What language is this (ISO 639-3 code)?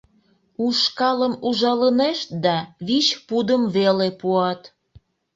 chm